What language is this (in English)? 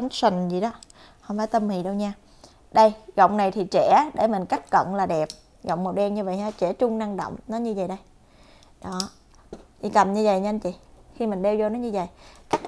Vietnamese